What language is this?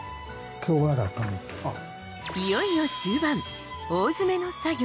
Japanese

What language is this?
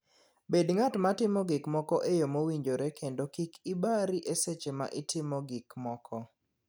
Luo (Kenya and Tanzania)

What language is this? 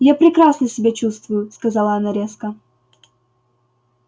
Russian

